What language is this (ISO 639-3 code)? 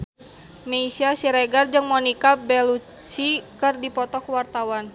sun